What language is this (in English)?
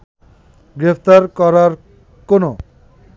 Bangla